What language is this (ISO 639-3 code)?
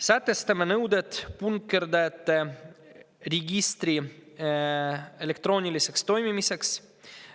est